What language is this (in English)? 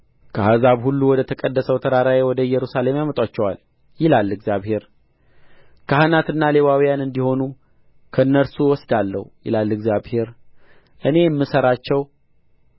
Amharic